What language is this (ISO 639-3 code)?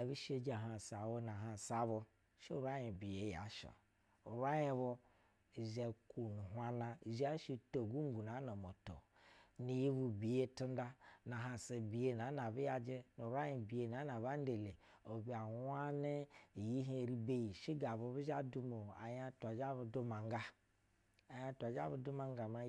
bzw